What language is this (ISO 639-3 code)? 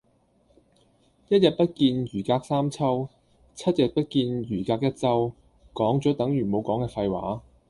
yue